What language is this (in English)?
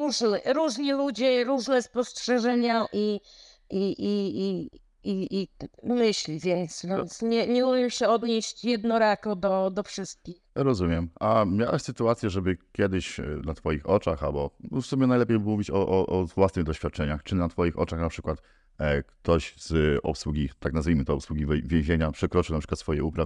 Polish